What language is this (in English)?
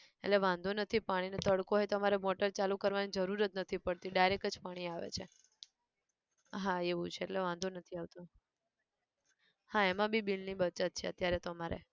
Gujarati